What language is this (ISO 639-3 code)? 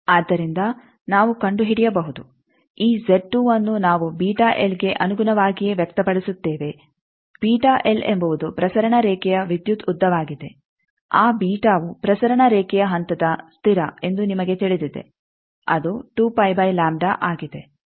kan